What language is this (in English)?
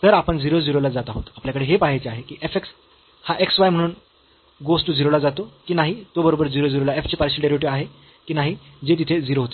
Marathi